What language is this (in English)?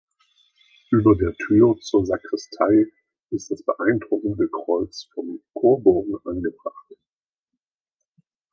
German